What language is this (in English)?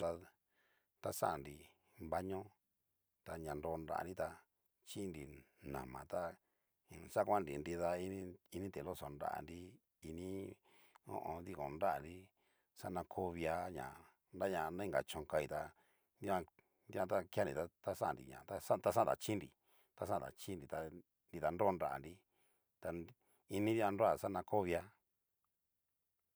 Cacaloxtepec Mixtec